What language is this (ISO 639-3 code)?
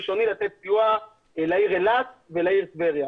heb